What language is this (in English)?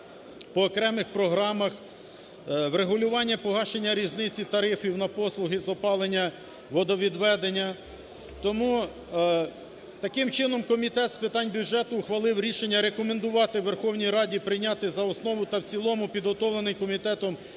Ukrainian